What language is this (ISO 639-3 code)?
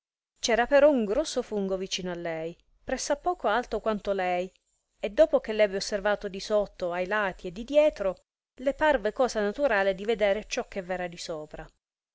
ita